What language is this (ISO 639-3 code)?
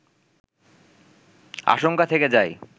ben